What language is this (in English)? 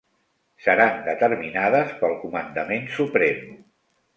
Catalan